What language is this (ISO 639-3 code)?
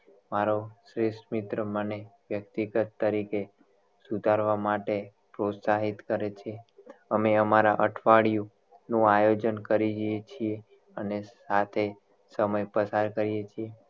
guj